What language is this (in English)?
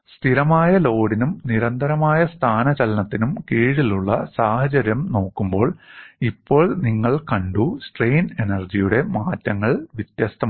Malayalam